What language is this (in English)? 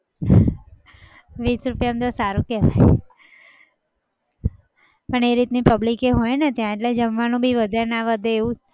Gujarati